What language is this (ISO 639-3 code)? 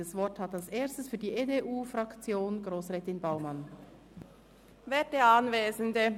gsw